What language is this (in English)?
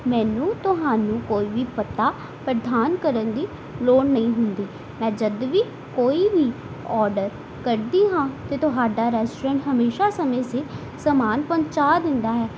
Punjabi